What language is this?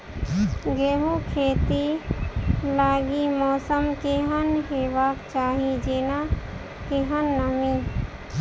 Maithili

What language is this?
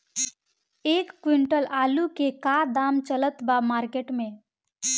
Bhojpuri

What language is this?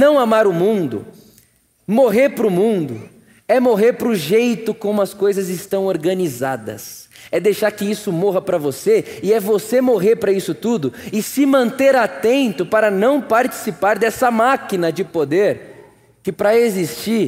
Portuguese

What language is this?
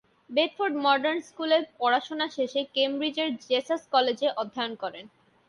Bangla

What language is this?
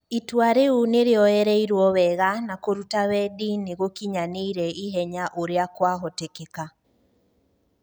Kikuyu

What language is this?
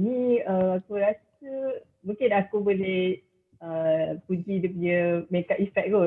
Malay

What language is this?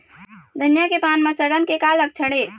Chhattisgarhi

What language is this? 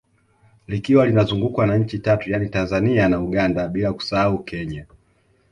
Swahili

